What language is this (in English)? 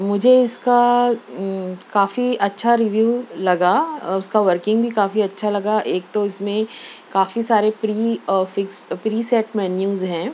Urdu